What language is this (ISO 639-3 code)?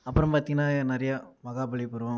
tam